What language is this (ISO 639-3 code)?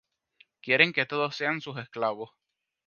spa